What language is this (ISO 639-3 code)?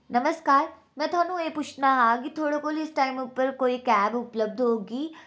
doi